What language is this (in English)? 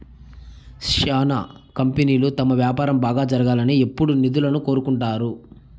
Telugu